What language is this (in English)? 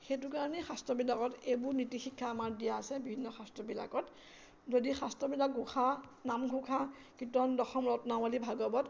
Assamese